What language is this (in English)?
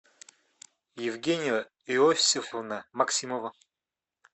Russian